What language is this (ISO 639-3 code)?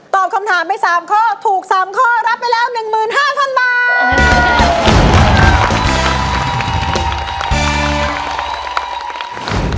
tha